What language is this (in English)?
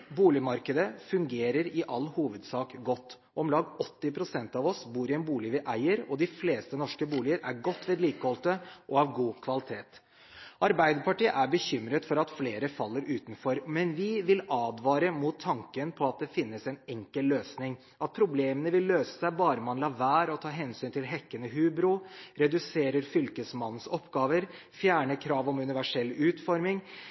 Norwegian Bokmål